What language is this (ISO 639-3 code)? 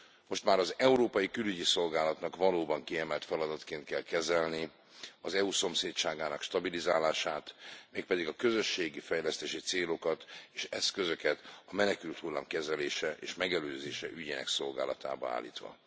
hun